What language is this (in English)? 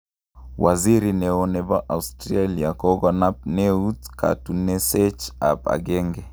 Kalenjin